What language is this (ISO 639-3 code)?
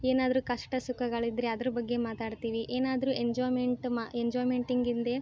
kan